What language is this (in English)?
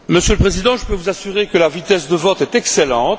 French